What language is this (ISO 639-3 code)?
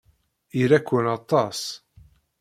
kab